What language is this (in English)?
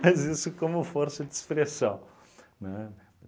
Portuguese